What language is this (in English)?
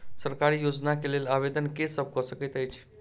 Maithili